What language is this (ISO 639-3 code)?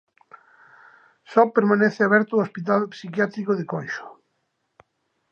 glg